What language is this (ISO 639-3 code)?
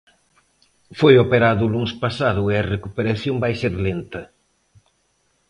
glg